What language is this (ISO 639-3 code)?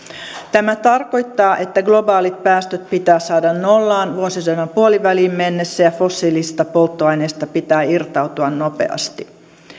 fin